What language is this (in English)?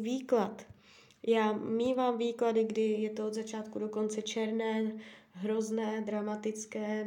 Czech